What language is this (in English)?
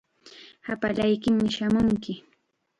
Chiquián Ancash Quechua